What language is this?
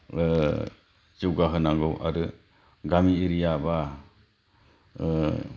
Bodo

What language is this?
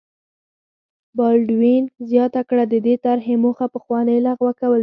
Pashto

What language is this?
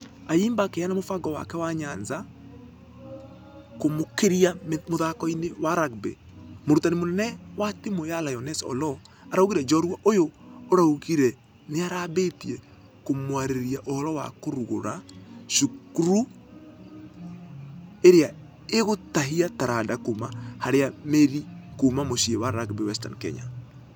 Kikuyu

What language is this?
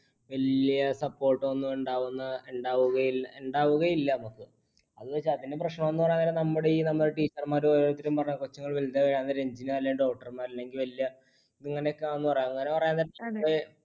Malayalam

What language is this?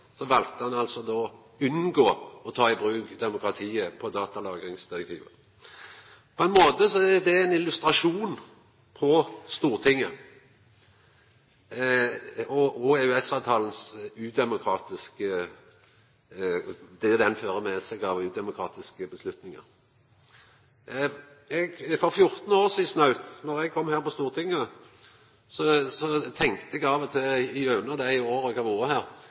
Norwegian Nynorsk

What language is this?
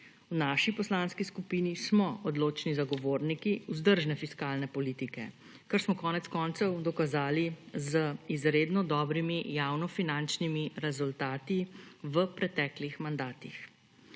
Slovenian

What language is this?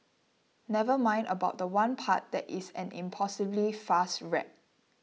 English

